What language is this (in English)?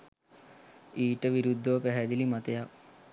Sinhala